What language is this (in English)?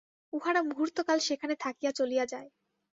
Bangla